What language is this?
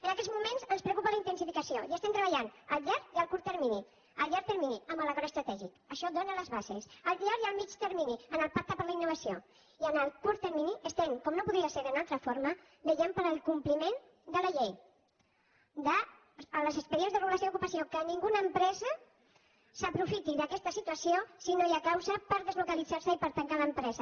Catalan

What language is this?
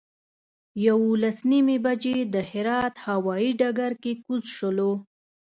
Pashto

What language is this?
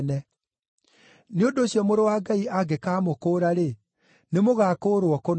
Kikuyu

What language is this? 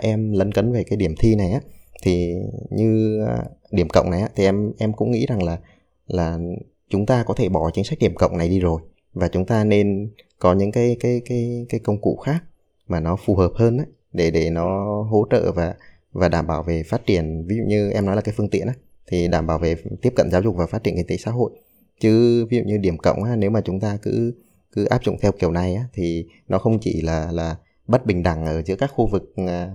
Vietnamese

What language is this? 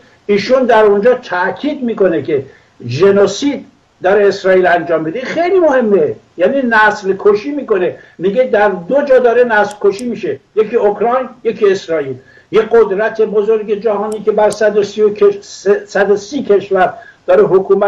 Persian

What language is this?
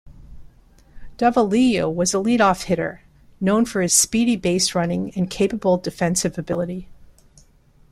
English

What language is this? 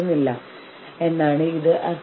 Malayalam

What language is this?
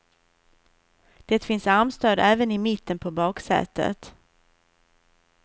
Swedish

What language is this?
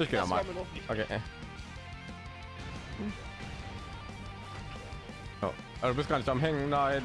German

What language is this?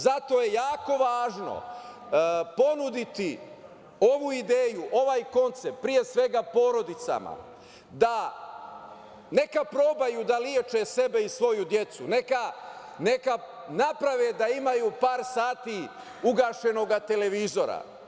Serbian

